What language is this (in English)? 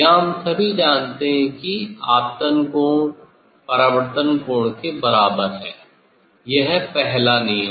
Hindi